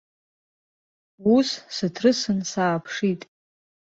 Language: Abkhazian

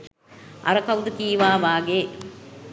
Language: Sinhala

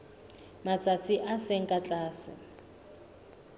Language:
Southern Sotho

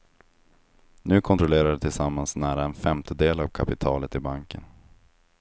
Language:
Swedish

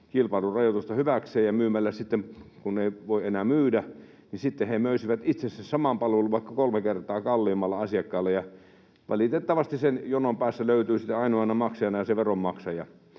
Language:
Finnish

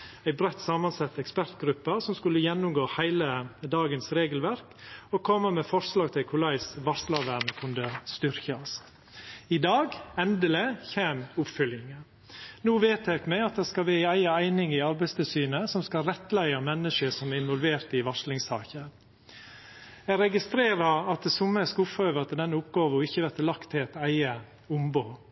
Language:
Norwegian Nynorsk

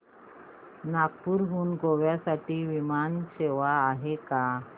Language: Marathi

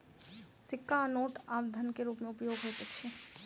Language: Maithili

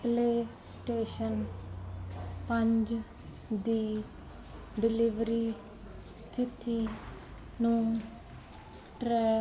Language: Punjabi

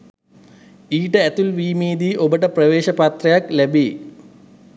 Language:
Sinhala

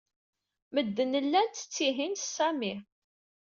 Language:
Kabyle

